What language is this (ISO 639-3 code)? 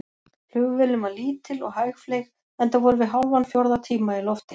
isl